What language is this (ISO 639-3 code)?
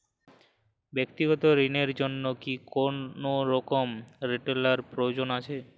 ben